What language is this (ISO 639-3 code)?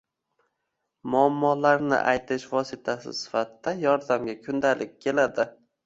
uzb